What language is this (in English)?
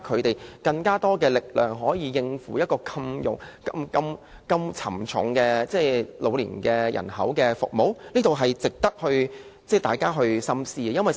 Cantonese